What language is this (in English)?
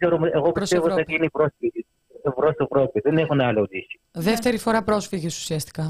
Greek